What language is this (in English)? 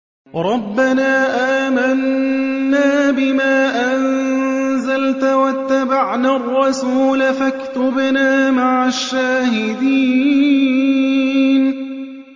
Arabic